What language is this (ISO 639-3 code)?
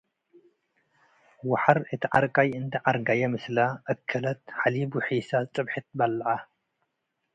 tig